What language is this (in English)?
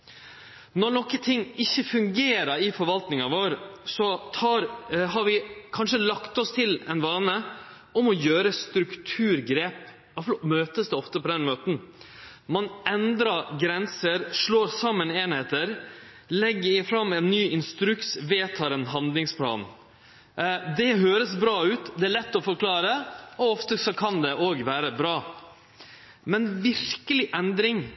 Norwegian Nynorsk